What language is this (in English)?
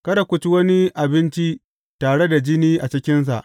Hausa